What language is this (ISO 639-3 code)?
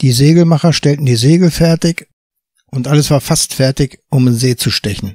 deu